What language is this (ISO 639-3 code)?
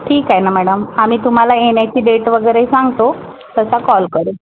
mar